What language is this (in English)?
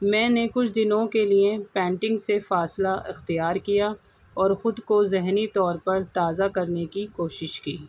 Urdu